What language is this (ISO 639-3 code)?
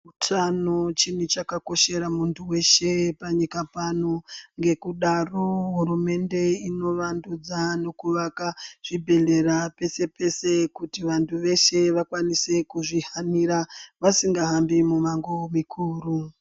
ndc